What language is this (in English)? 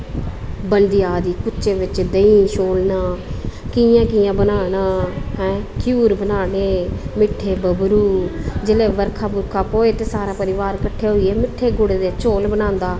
Dogri